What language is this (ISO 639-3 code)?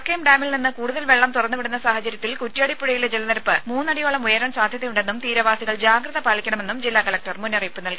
mal